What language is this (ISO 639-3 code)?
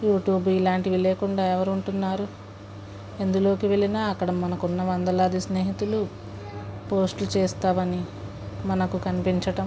tel